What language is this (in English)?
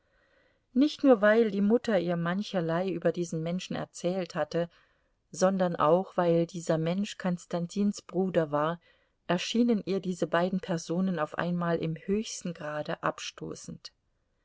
German